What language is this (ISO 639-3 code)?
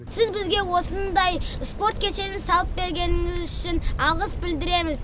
kaz